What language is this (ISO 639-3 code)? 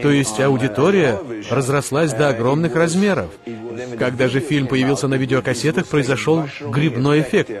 rus